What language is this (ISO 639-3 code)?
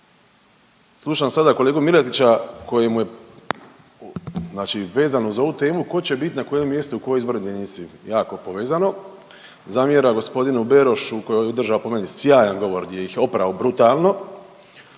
hrv